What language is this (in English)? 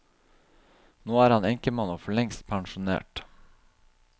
Norwegian